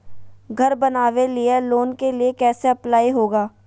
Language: Magahi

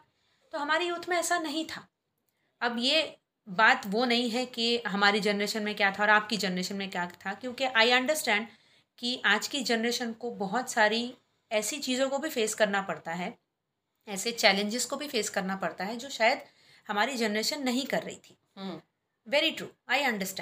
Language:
Hindi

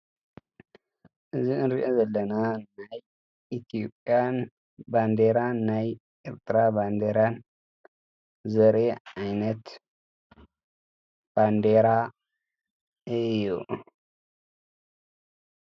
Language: Tigrinya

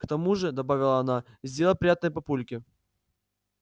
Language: Russian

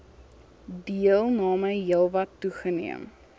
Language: Afrikaans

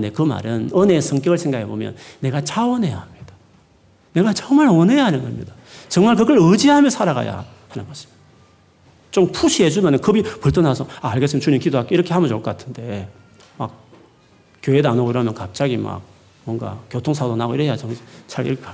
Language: Korean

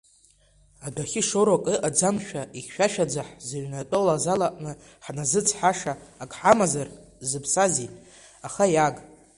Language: Abkhazian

